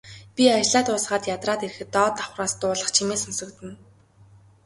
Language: Mongolian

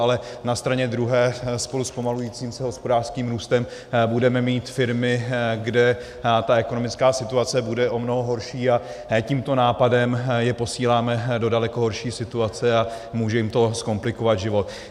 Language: Czech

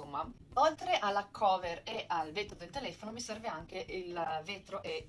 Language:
Italian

